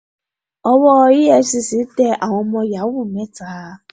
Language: Yoruba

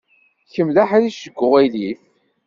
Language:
Kabyle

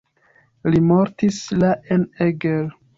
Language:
Esperanto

